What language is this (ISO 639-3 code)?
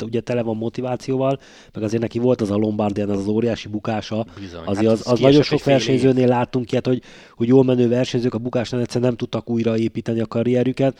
hun